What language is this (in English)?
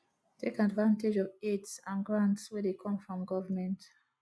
Nigerian Pidgin